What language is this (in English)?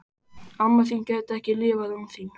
Icelandic